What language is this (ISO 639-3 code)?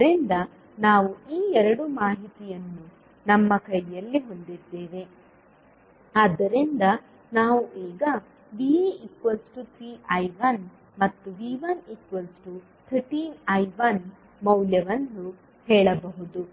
kan